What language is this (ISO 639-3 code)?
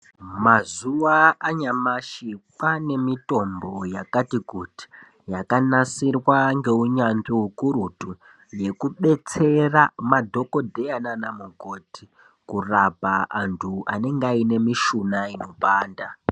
ndc